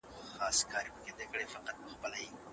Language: Pashto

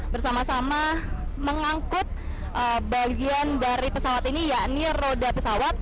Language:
Indonesian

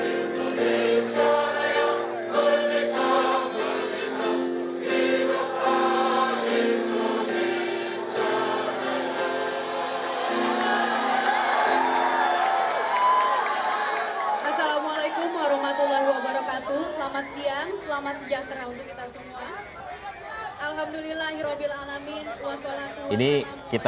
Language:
Indonesian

